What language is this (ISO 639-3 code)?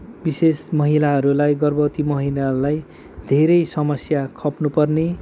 nep